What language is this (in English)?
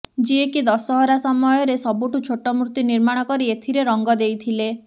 Odia